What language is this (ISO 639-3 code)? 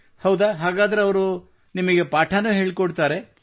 kan